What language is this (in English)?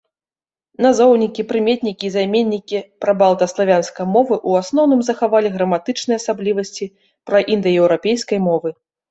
Belarusian